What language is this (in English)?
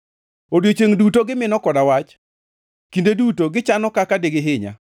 Luo (Kenya and Tanzania)